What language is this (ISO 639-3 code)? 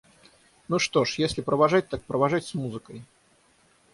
rus